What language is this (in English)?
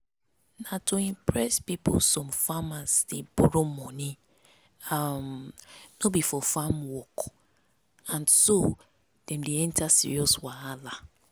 Nigerian Pidgin